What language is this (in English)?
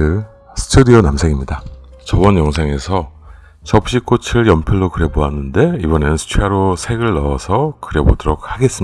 Korean